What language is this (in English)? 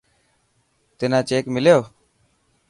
Dhatki